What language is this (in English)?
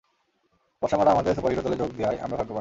Bangla